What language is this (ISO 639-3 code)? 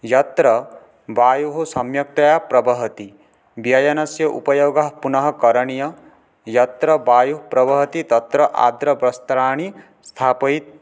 san